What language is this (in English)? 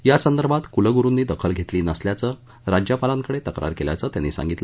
Marathi